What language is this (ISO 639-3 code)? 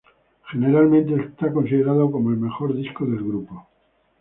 spa